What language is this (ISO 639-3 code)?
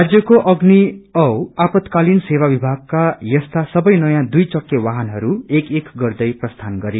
nep